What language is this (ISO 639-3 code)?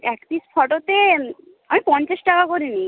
ben